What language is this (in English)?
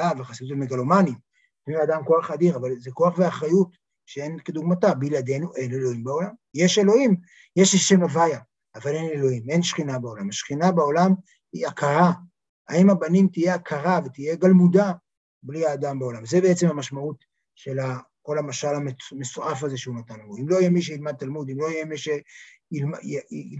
Hebrew